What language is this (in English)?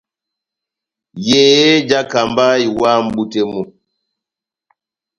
Batanga